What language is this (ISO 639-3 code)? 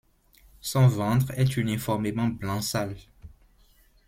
fra